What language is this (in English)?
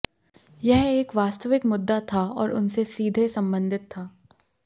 Hindi